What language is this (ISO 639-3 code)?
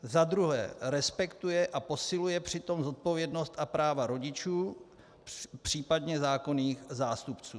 ces